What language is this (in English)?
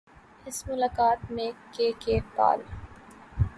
Urdu